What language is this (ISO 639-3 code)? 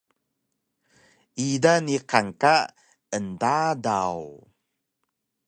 trv